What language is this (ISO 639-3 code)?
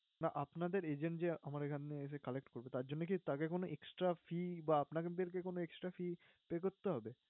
ben